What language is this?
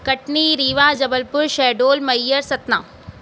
Sindhi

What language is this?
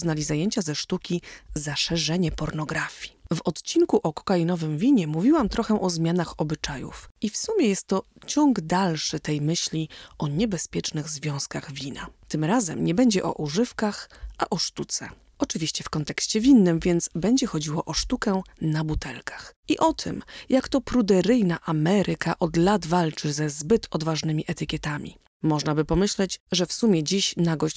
Polish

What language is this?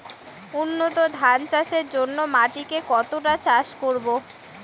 Bangla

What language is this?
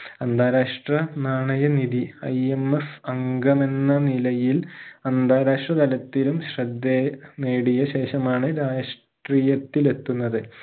Malayalam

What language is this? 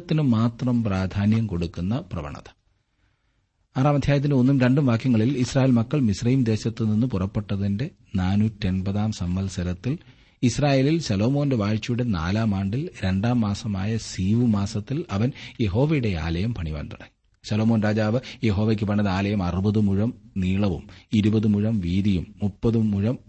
Malayalam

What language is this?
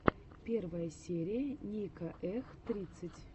Russian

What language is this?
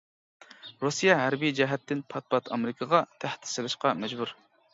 Uyghur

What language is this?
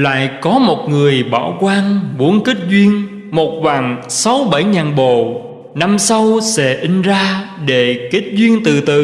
Vietnamese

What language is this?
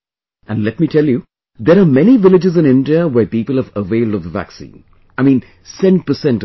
English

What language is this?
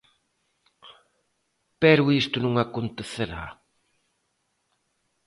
Galician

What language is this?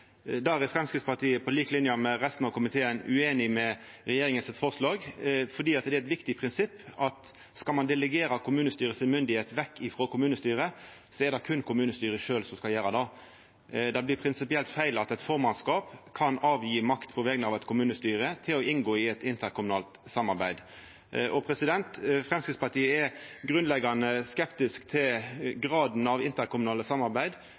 Norwegian Nynorsk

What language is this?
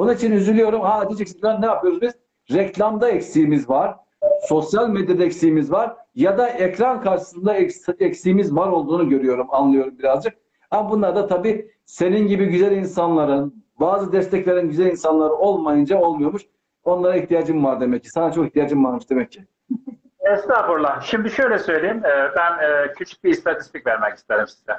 Turkish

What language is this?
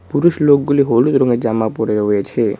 Bangla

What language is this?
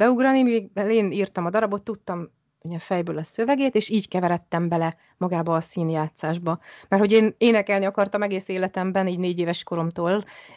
Hungarian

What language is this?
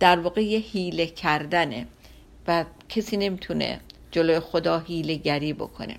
Persian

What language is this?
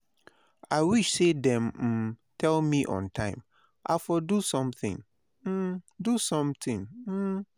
Nigerian Pidgin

